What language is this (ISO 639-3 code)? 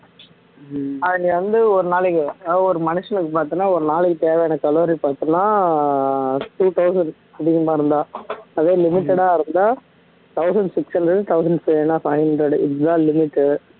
tam